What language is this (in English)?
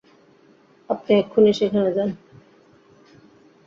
Bangla